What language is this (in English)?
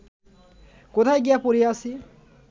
Bangla